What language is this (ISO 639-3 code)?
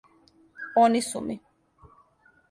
srp